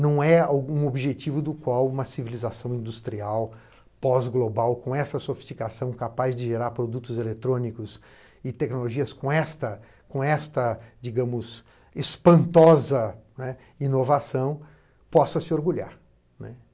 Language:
Portuguese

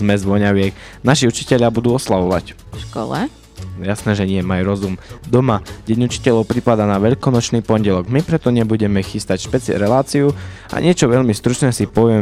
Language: Slovak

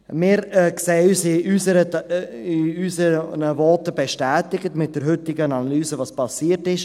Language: Swiss German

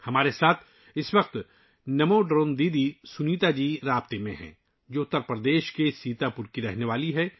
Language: Urdu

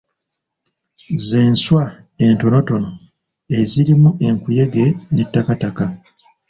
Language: Ganda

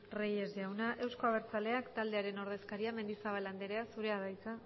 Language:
Basque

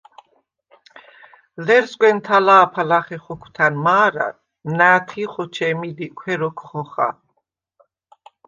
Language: Svan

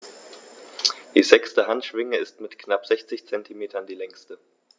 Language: German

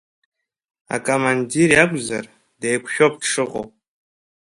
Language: Abkhazian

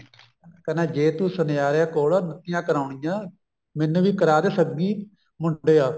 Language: Punjabi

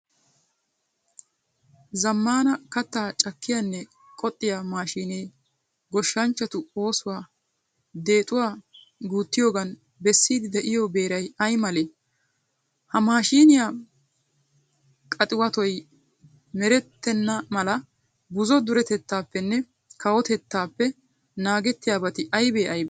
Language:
Wolaytta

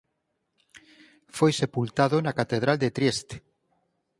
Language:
Galician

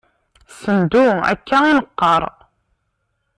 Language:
Kabyle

